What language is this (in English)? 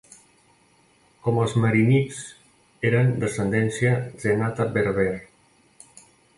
Catalan